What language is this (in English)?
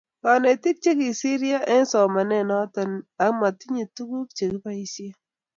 Kalenjin